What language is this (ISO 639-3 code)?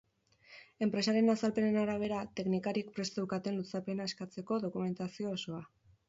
eus